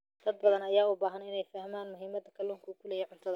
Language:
Somali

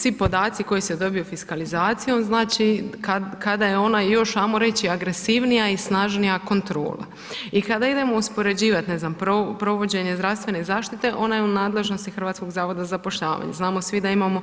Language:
Croatian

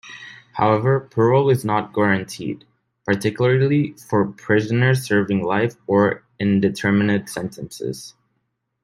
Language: English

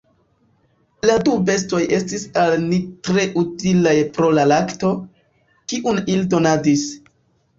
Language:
Esperanto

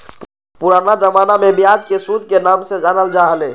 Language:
Magahi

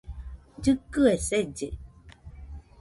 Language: Nüpode Huitoto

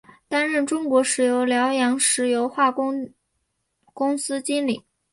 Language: Chinese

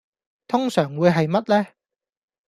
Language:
Cantonese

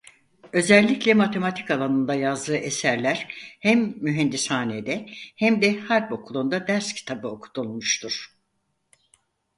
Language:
Turkish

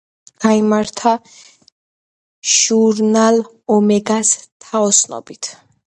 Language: Georgian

